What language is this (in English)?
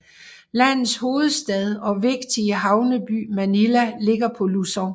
Danish